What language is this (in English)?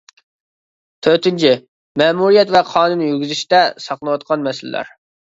Uyghur